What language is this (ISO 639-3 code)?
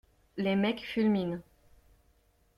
fra